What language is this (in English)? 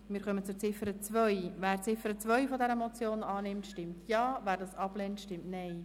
Swiss German